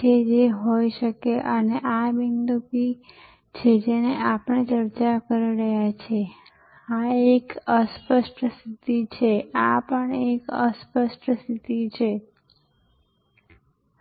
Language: Gujarati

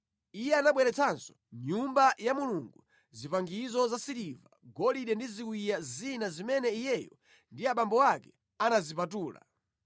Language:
Nyanja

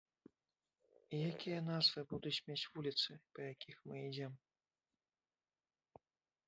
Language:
Belarusian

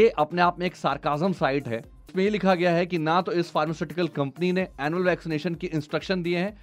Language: Hindi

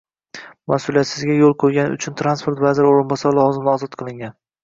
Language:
Uzbek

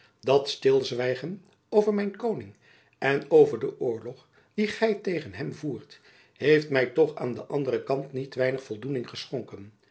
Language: Dutch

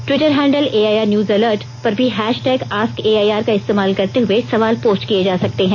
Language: Hindi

